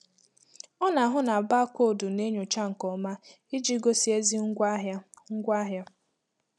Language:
Igbo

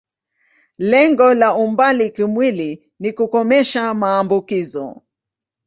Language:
Swahili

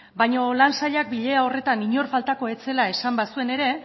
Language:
Basque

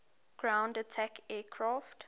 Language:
English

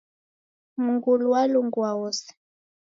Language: Taita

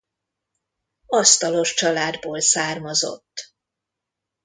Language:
Hungarian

